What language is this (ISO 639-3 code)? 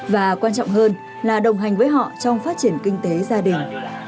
vie